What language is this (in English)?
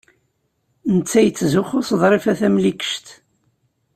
Kabyle